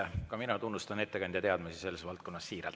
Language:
Estonian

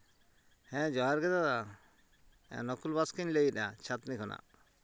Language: Santali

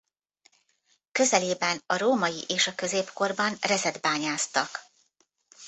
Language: Hungarian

